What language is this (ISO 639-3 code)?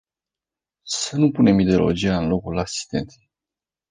ron